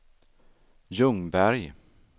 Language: Swedish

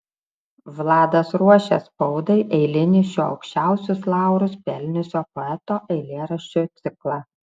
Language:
Lithuanian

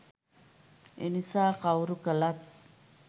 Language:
Sinhala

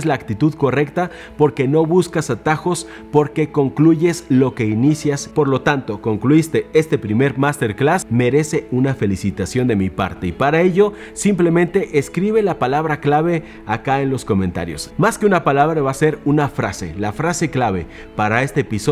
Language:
Spanish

